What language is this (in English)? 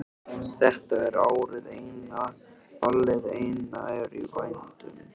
Icelandic